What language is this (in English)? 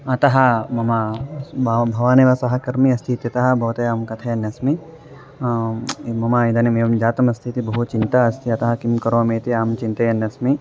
Sanskrit